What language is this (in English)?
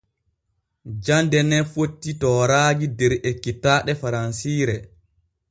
Borgu Fulfulde